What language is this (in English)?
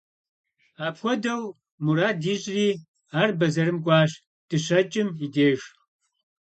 Kabardian